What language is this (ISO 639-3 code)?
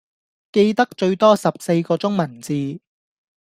yue